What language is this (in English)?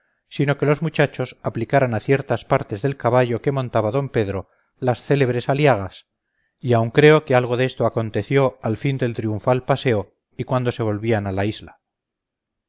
Spanish